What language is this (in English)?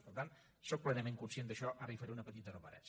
Catalan